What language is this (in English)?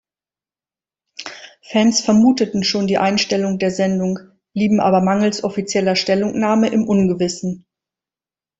German